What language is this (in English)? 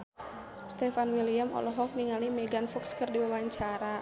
Sundanese